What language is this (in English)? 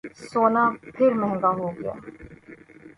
Urdu